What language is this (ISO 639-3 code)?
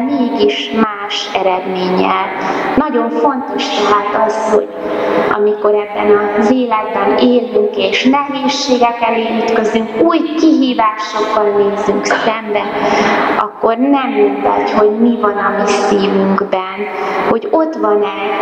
hun